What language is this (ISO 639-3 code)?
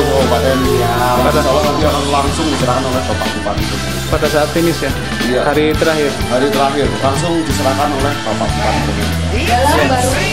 ind